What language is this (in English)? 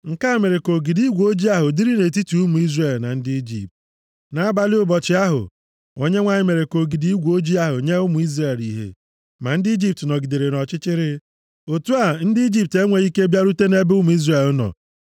Igbo